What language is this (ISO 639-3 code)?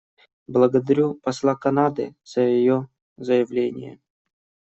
rus